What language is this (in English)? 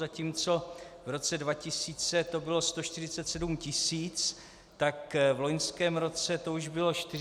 Czech